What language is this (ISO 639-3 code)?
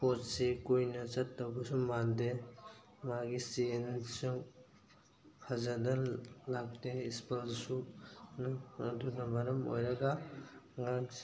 mni